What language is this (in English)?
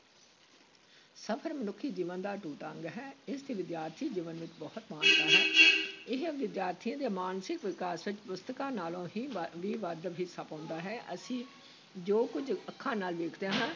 Punjabi